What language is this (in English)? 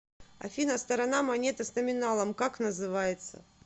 Russian